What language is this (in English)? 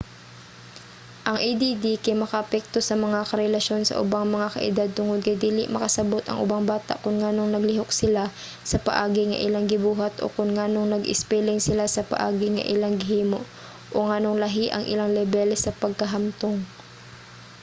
Cebuano